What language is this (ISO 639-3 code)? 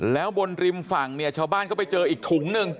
tha